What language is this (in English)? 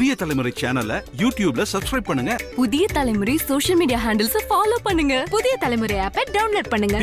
Arabic